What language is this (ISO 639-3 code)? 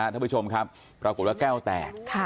tha